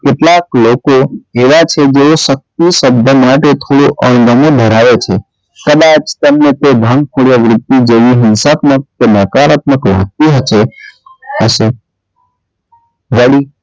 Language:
Gujarati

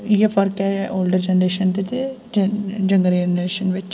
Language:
Dogri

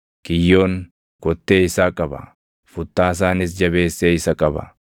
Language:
Oromo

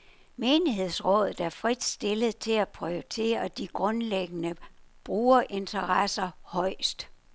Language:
Danish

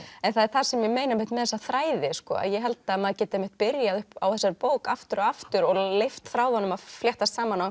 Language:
Icelandic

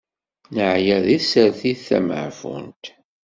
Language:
Kabyle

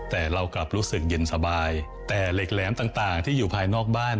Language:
Thai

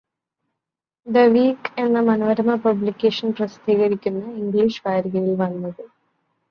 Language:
Malayalam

